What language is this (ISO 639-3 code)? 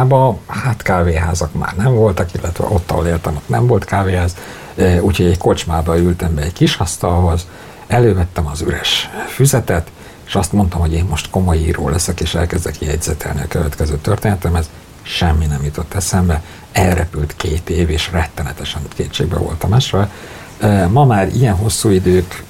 hun